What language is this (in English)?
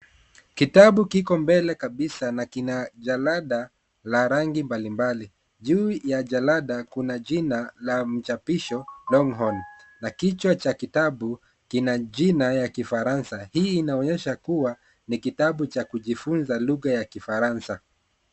Swahili